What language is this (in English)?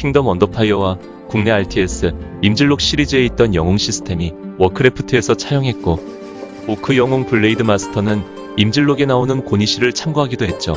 Korean